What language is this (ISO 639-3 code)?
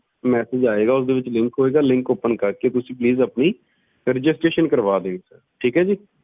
pan